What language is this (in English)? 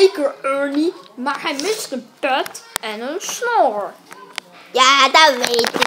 Dutch